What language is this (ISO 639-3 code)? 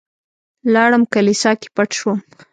pus